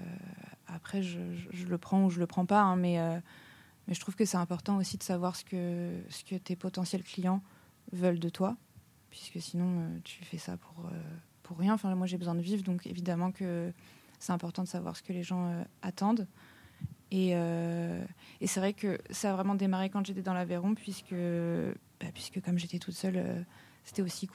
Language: French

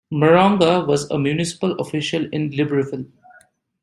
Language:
English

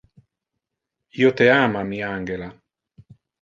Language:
Interlingua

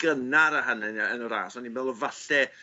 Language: Welsh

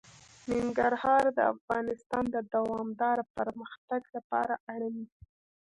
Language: Pashto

